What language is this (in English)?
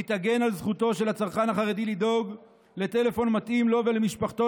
Hebrew